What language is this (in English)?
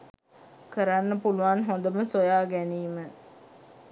Sinhala